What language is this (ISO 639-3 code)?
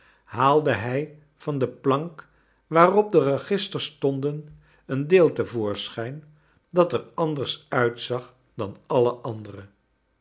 nld